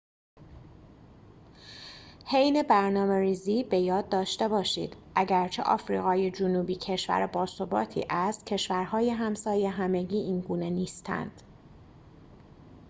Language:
Persian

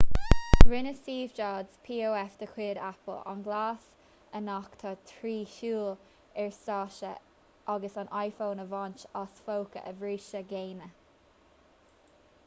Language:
Irish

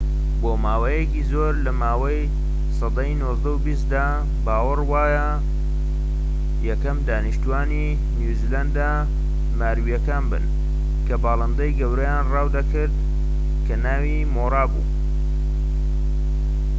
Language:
Central Kurdish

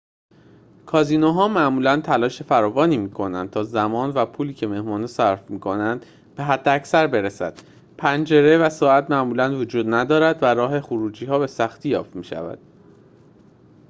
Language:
Persian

